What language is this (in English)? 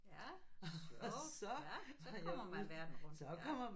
Danish